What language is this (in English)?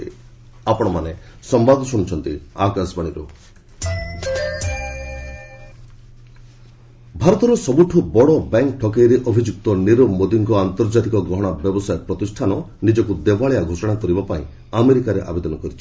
Odia